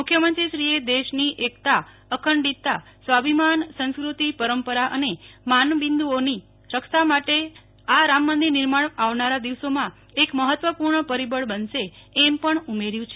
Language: Gujarati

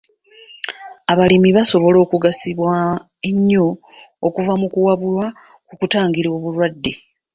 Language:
Ganda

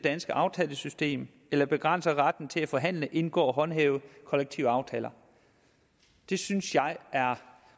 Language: Danish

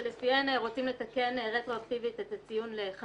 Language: Hebrew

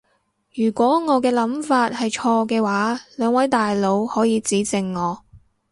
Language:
Cantonese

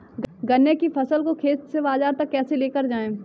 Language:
Hindi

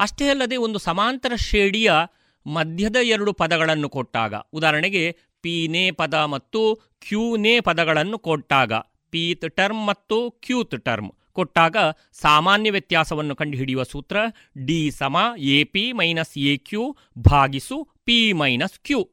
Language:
Kannada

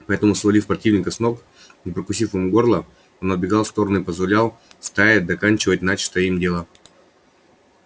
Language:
Russian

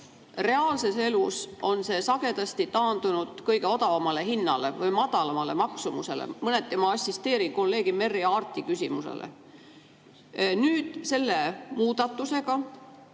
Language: Estonian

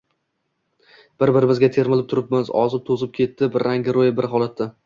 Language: Uzbek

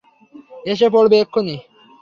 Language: Bangla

